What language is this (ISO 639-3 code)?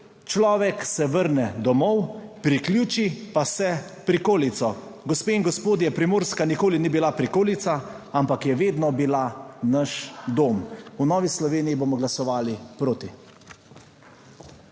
slv